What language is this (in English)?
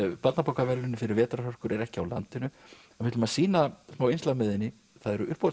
Icelandic